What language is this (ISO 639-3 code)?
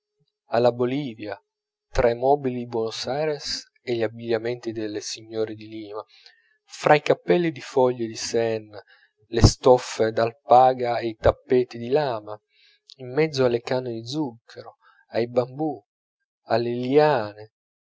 ita